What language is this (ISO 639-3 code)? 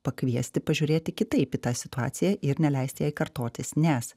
lit